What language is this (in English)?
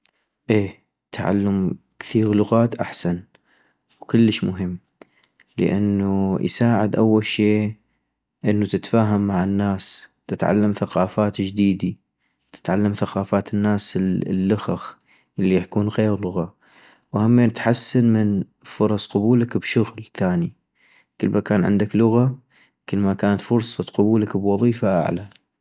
North Mesopotamian Arabic